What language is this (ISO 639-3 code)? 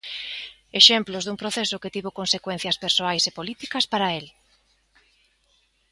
glg